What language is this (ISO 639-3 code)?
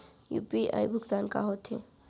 hne